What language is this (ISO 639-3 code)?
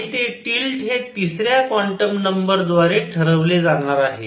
mar